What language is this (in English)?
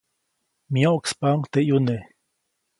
Copainalá Zoque